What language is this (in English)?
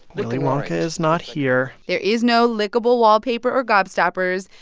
English